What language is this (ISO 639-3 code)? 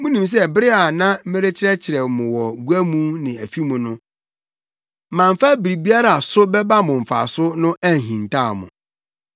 aka